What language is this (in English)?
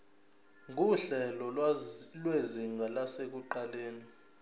Zulu